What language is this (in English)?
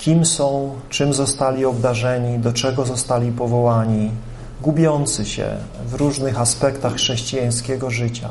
Polish